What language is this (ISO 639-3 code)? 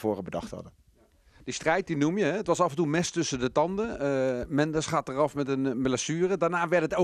nld